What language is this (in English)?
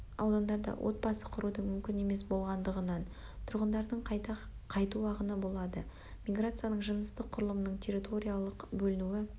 Kazakh